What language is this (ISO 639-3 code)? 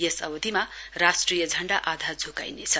nep